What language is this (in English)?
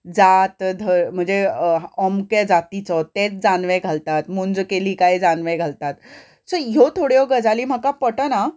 Konkani